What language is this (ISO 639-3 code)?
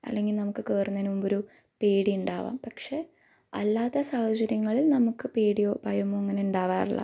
mal